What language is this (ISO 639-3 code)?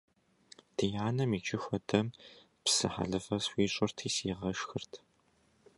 kbd